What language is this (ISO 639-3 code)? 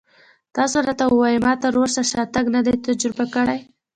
pus